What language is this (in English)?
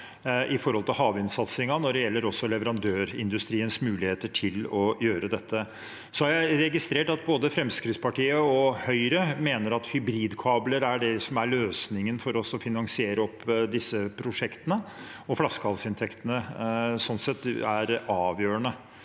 Norwegian